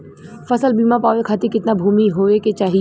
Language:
Bhojpuri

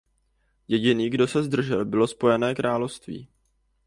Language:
Czech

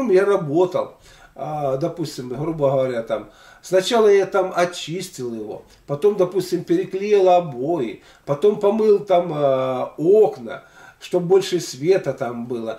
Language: Russian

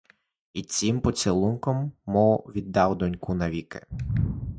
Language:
Ukrainian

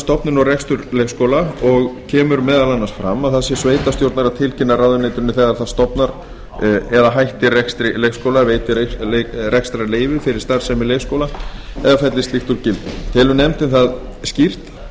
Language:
Icelandic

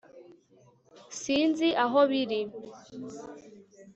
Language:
Kinyarwanda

